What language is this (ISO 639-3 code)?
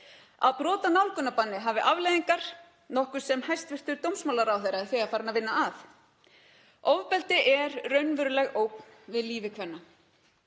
isl